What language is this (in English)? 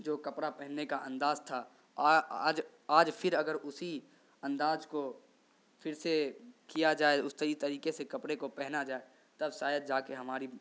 Urdu